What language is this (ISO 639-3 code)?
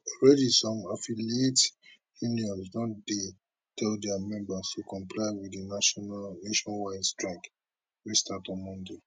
pcm